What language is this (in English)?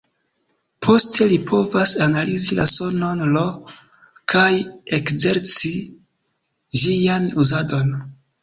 Esperanto